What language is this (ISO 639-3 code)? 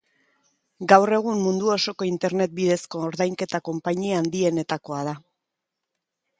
eus